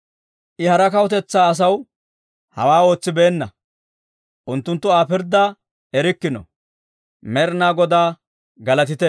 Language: Dawro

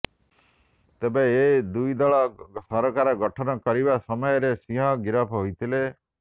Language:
Odia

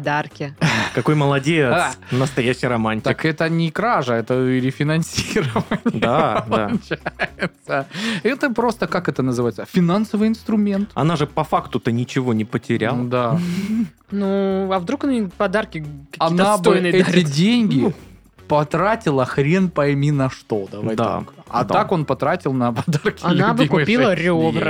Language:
Russian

